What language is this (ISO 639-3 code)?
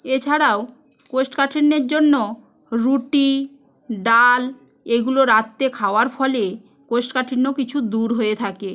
ben